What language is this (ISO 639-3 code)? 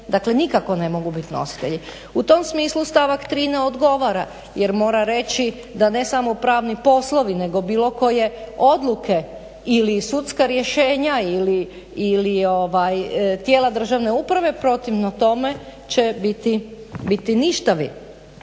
hrv